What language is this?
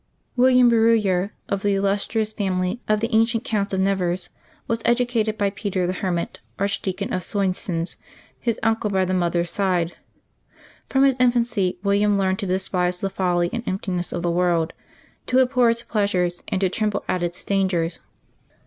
English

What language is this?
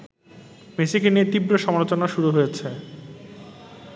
Bangla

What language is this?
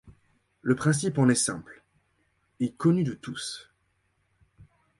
French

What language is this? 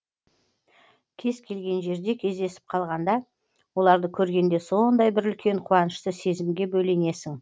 Kazakh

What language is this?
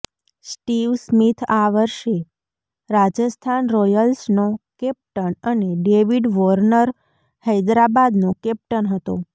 Gujarati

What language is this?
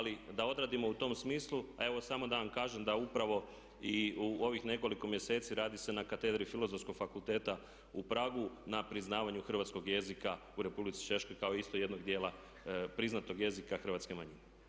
Croatian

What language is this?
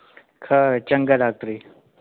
Dogri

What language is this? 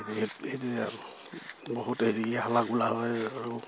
Assamese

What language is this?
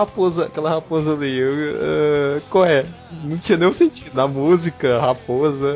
Portuguese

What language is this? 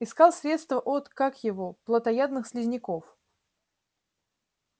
Russian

